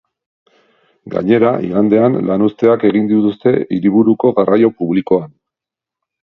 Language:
Basque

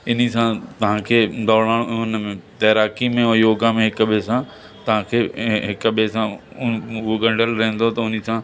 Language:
Sindhi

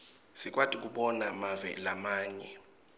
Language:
Swati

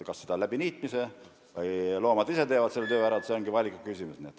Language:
Estonian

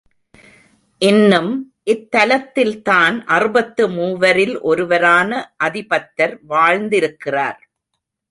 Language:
Tamil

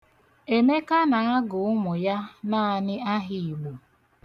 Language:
Igbo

